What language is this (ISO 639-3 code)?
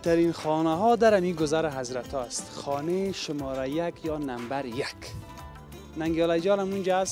fas